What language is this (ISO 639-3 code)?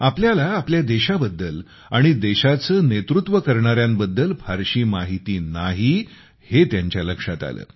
mar